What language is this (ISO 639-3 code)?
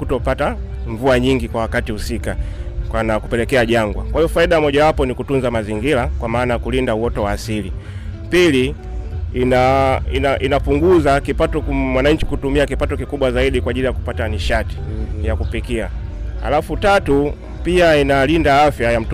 swa